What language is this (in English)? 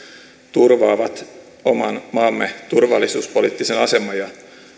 Finnish